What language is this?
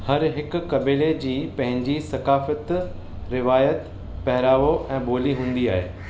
Sindhi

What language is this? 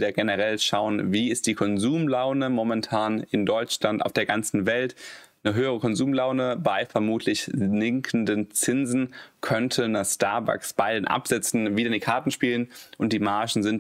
German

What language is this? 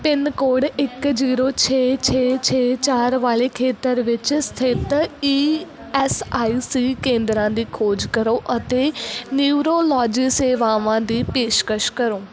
Punjabi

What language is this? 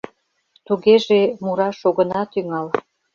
Mari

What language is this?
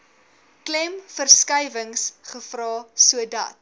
Afrikaans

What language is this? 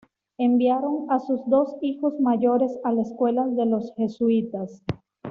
Spanish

